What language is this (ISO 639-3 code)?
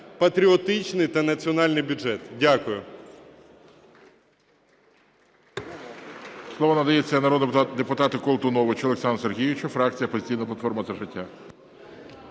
ukr